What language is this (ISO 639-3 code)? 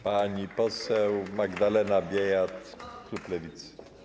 pol